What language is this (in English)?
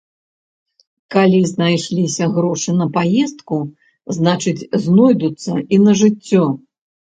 Belarusian